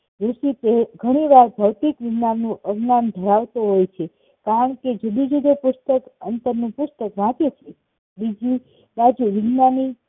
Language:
Gujarati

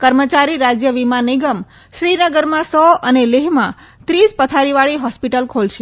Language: Gujarati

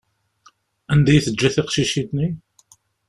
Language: Kabyle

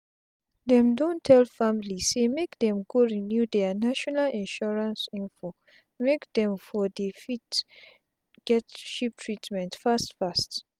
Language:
Nigerian Pidgin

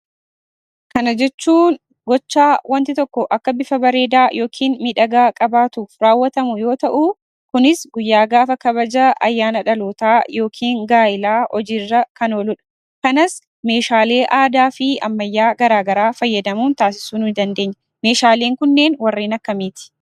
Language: Oromo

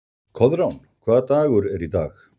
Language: Icelandic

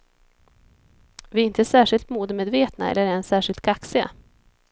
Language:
Swedish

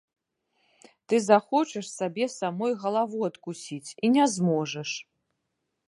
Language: Belarusian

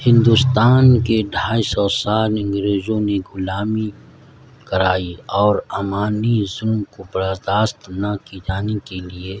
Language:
Urdu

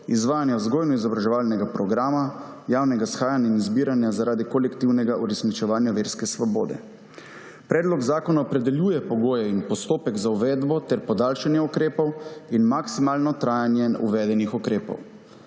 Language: Slovenian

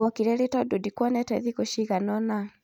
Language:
Kikuyu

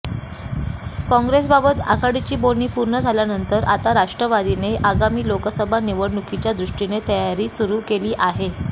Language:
Marathi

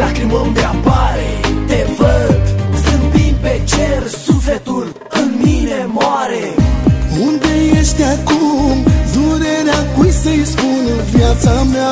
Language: Romanian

